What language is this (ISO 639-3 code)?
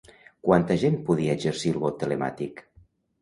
cat